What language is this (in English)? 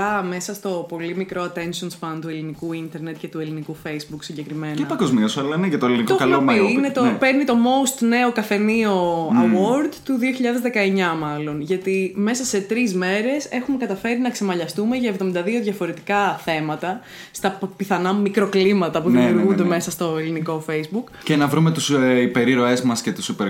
Greek